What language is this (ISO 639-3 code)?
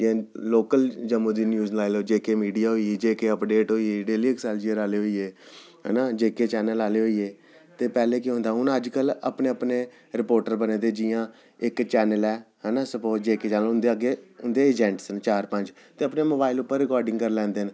doi